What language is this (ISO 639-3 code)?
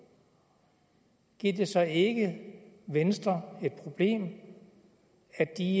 dan